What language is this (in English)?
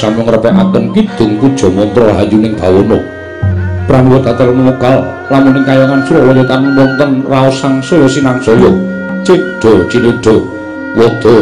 Indonesian